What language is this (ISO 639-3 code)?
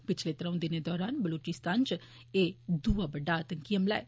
doi